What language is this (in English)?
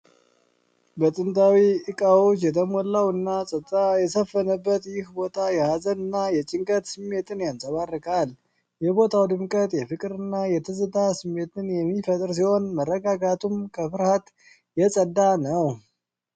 Amharic